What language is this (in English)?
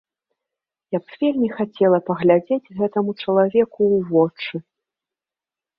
Belarusian